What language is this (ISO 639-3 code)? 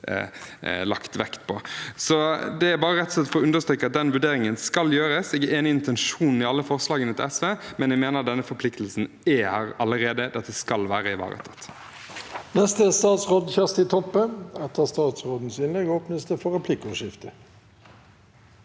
nor